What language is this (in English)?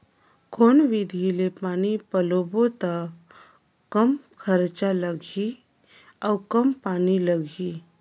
Chhattisgarhi